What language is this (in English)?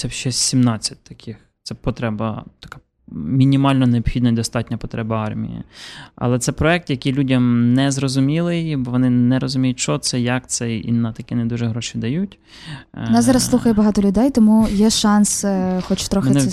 Ukrainian